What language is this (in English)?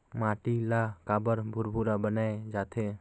Chhattisgarhi